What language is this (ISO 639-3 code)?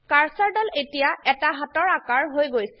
asm